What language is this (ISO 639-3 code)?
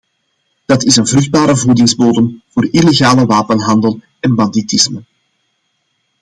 nld